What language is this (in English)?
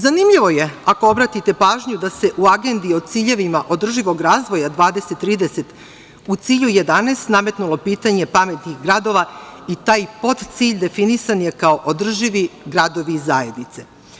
Serbian